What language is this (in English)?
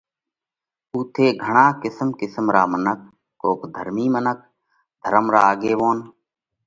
Parkari Koli